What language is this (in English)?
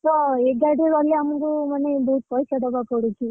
Odia